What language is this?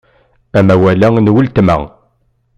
Kabyle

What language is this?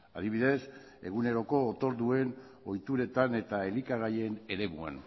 Basque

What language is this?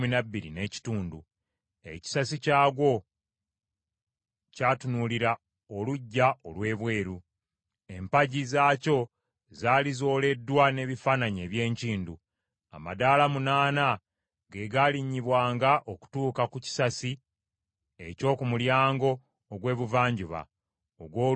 Ganda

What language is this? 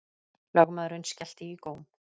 Icelandic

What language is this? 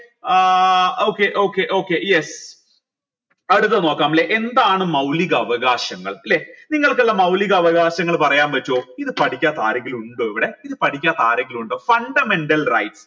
Malayalam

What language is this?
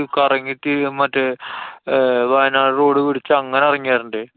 Malayalam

